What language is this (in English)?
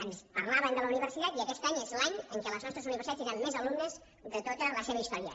Catalan